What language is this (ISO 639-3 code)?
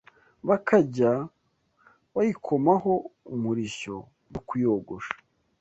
kin